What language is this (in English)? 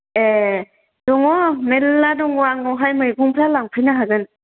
Bodo